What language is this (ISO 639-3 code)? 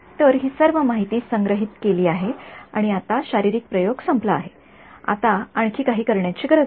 mar